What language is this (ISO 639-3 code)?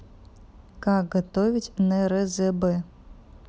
rus